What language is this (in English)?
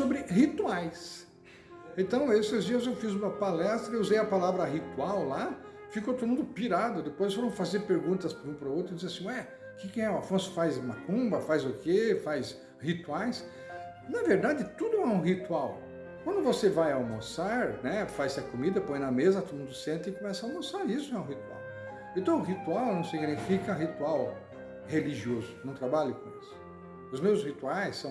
Portuguese